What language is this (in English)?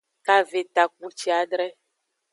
Aja (Benin)